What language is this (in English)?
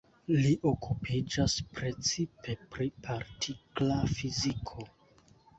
Esperanto